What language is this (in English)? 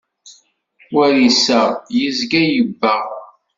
Kabyle